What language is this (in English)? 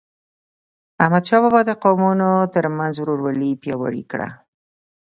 Pashto